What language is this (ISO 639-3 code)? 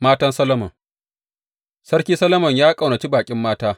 hau